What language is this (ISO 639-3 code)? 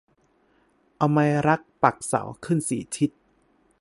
tha